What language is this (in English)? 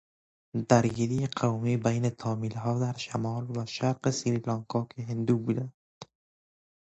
Persian